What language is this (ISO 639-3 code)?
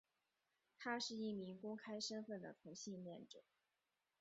zho